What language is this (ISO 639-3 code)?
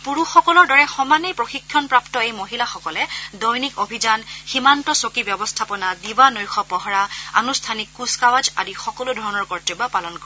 asm